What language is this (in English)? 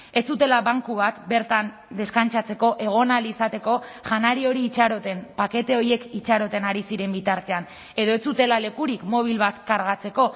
Basque